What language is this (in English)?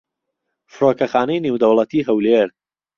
Central Kurdish